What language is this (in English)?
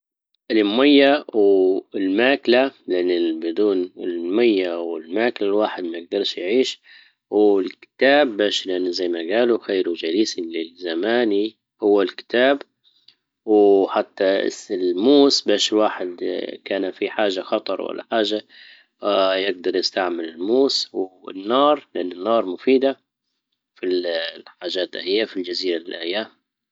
Libyan Arabic